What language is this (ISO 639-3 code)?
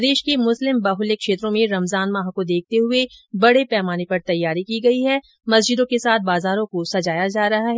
hin